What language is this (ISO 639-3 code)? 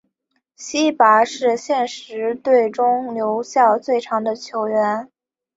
zho